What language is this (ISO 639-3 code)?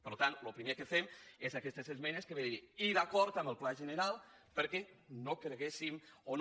cat